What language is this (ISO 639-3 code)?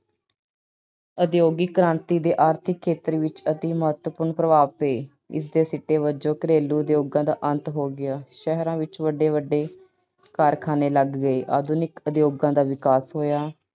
pan